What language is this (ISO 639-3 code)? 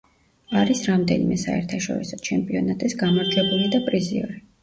kat